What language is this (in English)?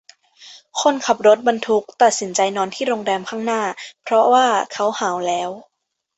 Thai